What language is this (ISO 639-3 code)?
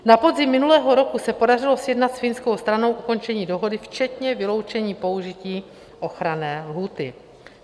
ces